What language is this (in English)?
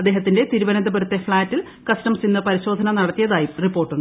Malayalam